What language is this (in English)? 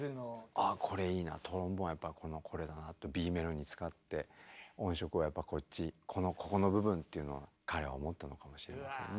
Japanese